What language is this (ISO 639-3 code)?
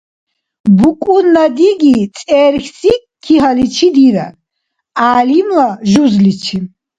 dar